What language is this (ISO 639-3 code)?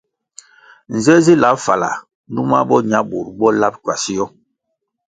nmg